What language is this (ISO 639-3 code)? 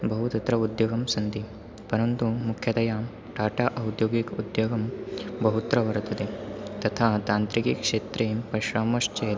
san